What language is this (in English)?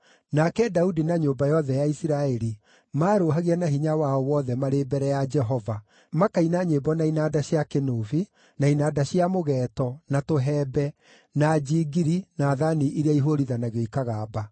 Kikuyu